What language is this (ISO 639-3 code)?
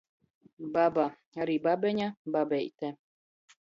ltg